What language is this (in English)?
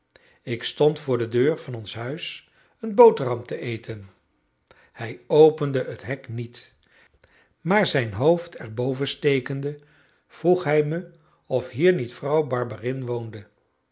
Dutch